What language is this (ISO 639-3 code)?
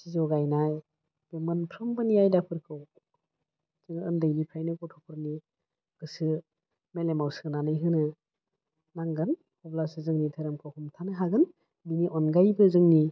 brx